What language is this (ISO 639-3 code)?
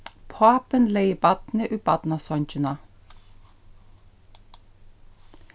fao